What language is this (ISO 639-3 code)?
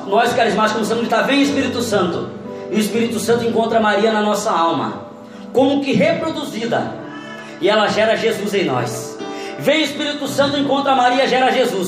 por